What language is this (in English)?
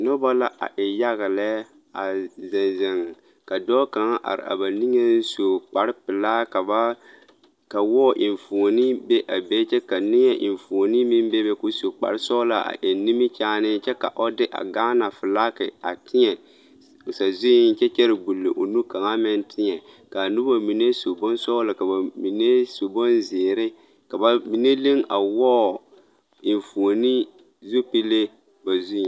Southern Dagaare